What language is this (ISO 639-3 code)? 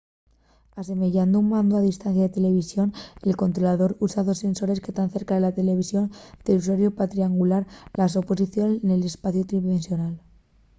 ast